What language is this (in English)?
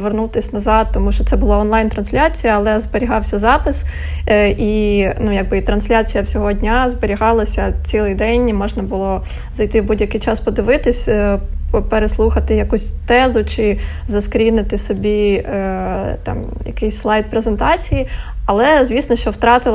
Ukrainian